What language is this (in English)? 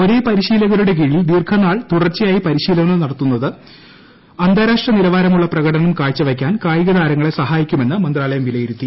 Malayalam